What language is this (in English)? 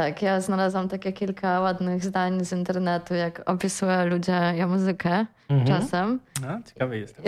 Polish